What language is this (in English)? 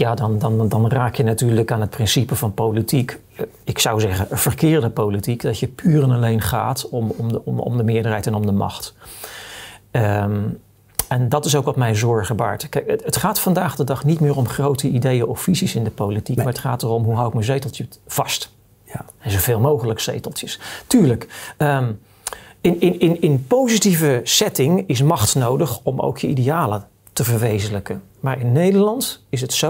Dutch